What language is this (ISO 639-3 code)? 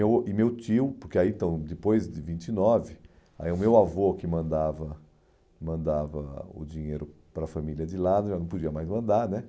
por